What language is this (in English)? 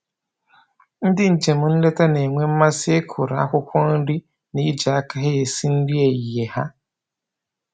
Igbo